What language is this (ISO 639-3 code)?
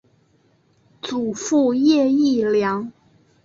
zho